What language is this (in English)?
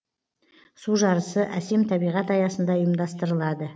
Kazakh